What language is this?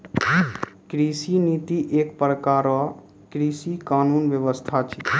Maithili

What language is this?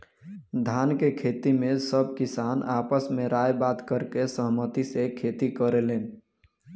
Bhojpuri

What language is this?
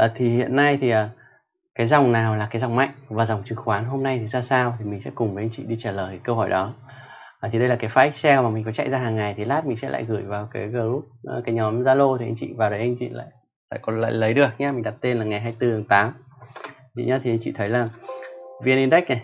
Vietnamese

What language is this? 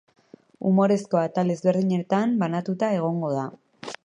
Basque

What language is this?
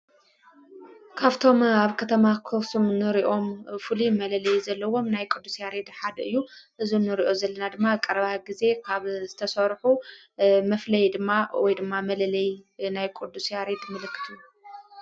Tigrinya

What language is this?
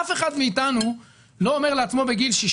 Hebrew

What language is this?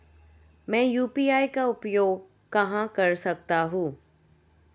Hindi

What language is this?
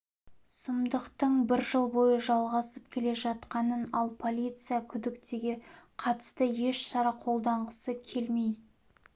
Kazakh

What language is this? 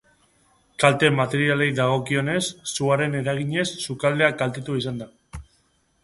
Basque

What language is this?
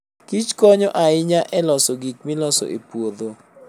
Luo (Kenya and Tanzania)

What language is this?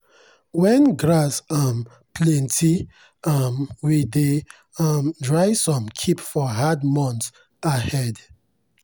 Nigerian Pidgin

